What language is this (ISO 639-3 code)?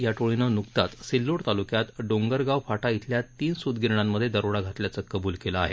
mar